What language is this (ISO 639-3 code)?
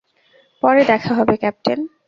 ben